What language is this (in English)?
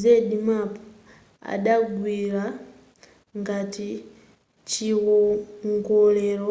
Nyanja